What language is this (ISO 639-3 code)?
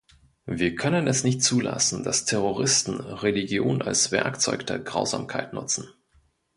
deu